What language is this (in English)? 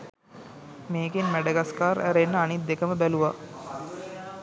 Sinhala